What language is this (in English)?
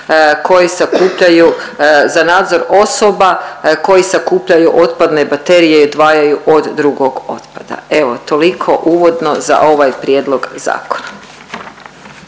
Croatian